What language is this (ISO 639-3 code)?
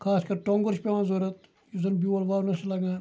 kas